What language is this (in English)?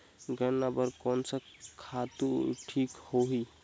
Chhattisgarhi